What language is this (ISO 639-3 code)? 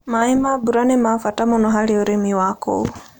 kik